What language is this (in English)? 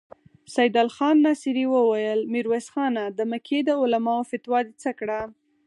Pashto